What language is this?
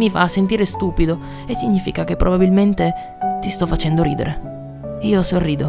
Italian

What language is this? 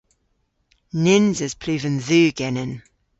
Cornish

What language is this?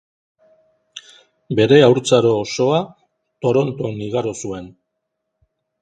Basque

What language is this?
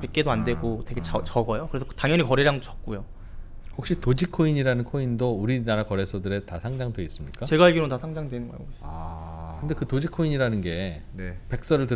Korean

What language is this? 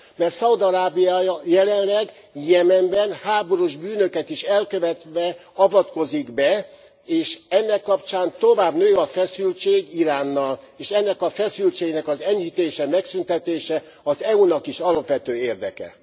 Hungarian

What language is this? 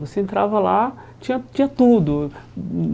Portuguese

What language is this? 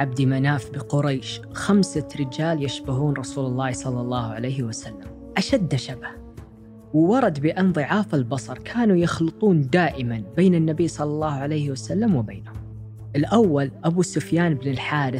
Arabic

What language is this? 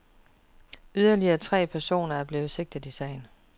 Danish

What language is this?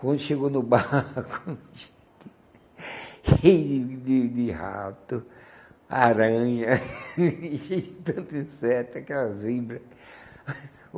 Portuguese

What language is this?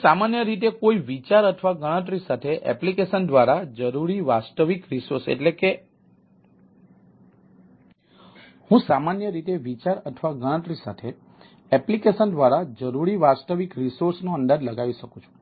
Gujarati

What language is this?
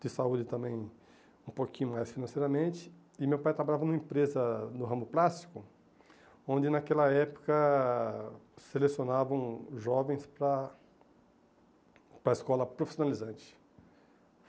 Portuguese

